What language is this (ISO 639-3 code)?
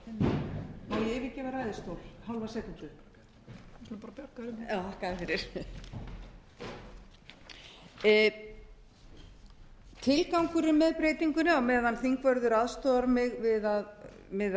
isl